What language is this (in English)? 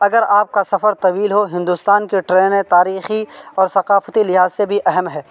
Urdu